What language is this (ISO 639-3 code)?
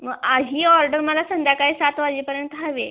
mar